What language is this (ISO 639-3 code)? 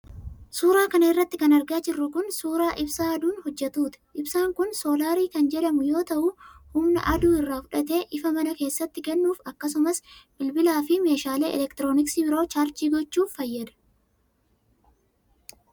orm